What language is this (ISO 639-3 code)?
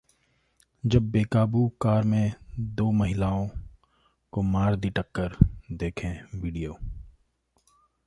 hin